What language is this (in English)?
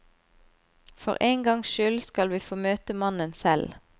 Norwegian